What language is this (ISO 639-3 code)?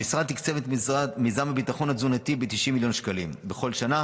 heb